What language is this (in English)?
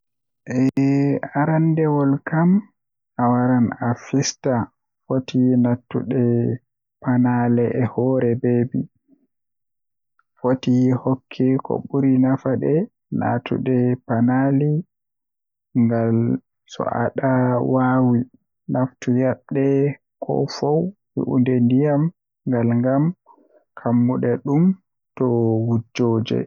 Western Niger Fulfulde